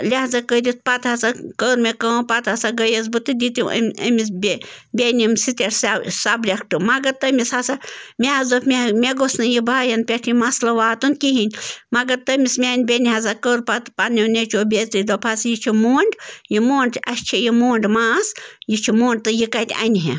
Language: Kashmiri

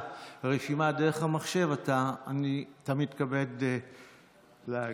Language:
Hebrew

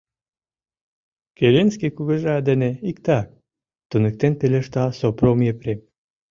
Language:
Mari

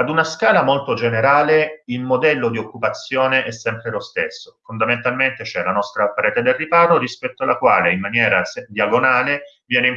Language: Italian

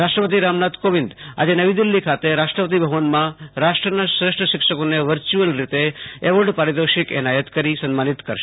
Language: Gujarati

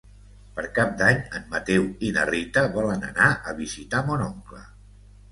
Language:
Catalan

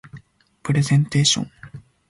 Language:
Japanese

